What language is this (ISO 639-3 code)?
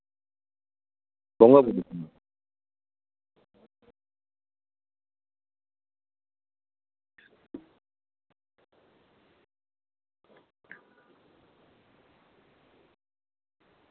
sat